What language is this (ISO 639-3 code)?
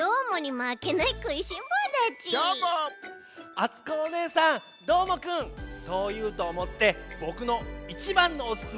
jpn